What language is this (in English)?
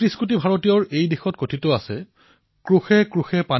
Assamese